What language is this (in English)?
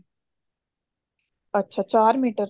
Punjabi